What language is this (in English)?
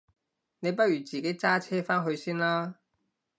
Cantonese